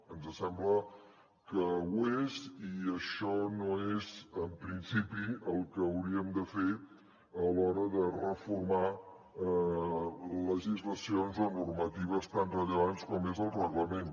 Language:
Catalan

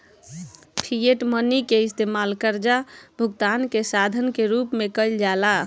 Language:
Bhojpuri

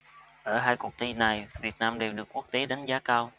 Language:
Vietnamese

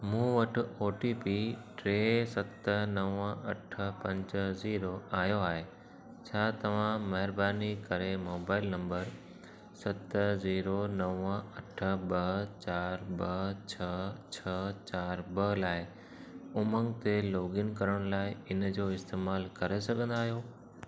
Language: Sindhi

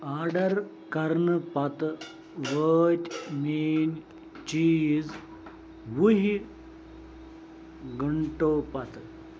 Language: Kashmiri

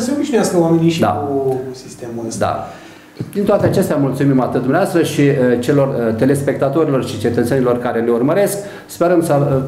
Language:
Romanian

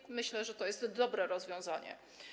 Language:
Polish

